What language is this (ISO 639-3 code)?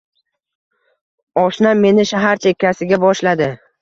uzb